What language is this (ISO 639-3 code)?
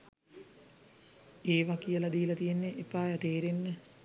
sin